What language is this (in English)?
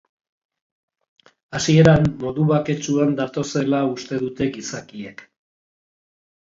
Basque